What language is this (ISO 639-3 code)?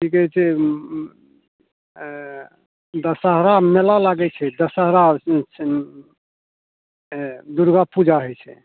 mai